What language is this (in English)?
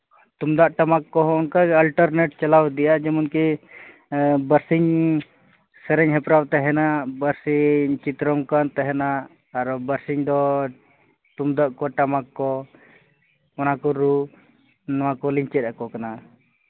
Santali